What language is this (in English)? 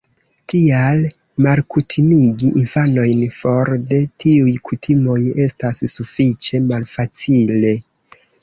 Esperanto